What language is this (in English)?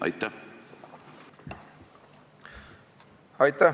Estonian